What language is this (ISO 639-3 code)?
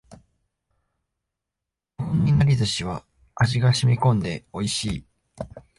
jpn